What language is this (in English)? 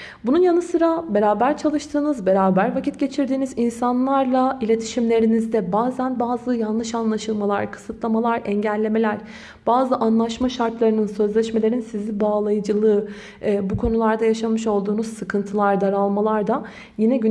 Turkish